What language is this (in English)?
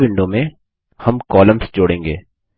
Hindi